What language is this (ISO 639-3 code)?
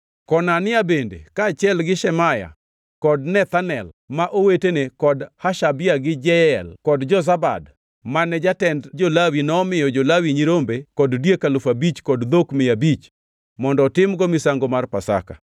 luo